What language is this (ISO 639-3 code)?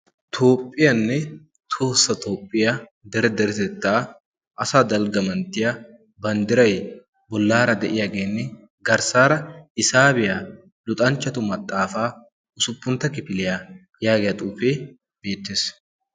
wal